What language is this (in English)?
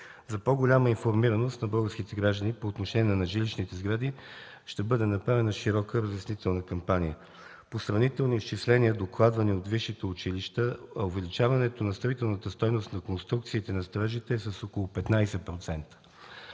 Bulgarian